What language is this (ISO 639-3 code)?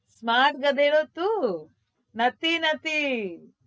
guj